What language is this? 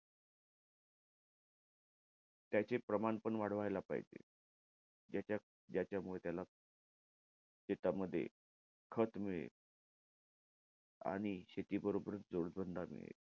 Marathi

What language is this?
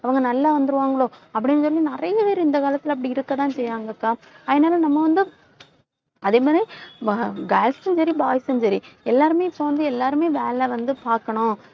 Tamil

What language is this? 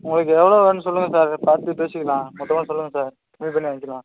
Tamil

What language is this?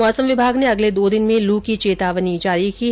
Hindi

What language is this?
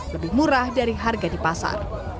Indonesian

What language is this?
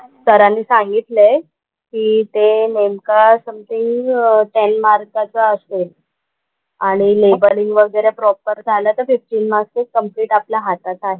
Marathi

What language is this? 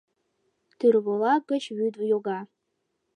Mari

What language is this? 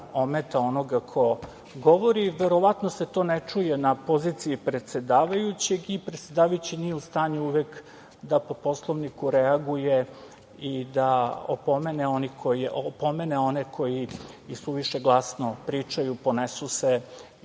Serbian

